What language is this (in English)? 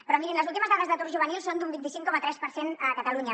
Catalan